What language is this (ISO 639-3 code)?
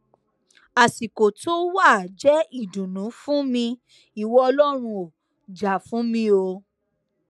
yor